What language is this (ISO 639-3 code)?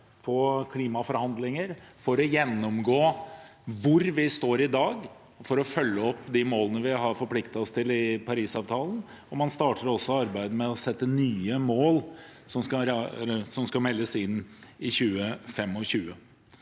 nor